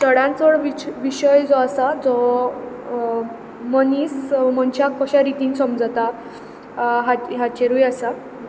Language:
Konkani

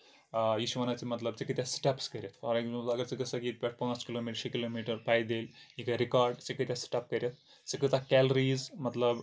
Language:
Kashmiri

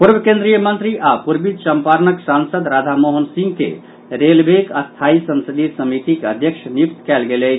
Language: Maithili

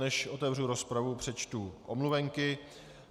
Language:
Czech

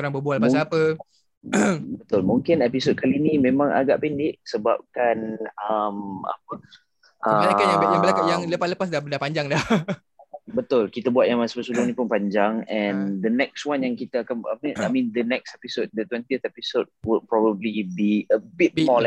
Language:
Malay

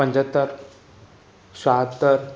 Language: Sindhi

